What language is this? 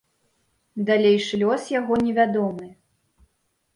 Belarusian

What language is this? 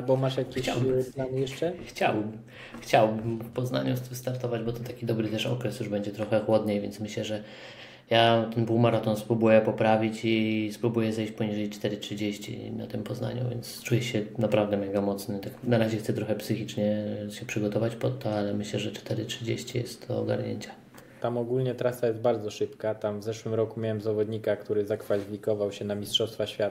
Polish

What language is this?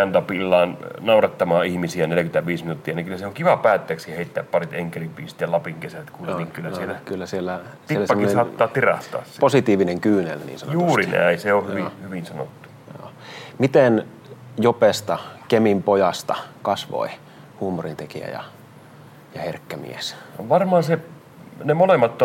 Finnish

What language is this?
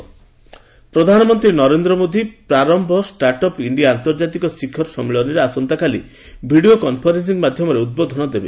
Odia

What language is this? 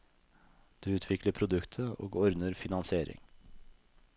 Norwegian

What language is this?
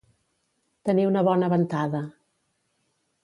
Catalan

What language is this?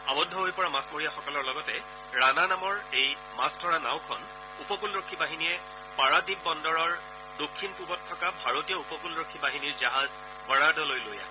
Assamese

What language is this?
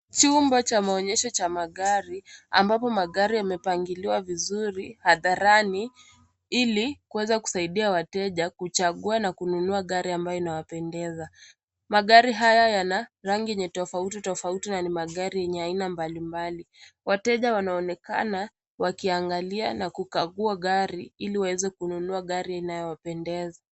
Swahili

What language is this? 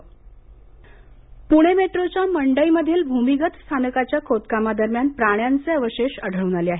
Marathi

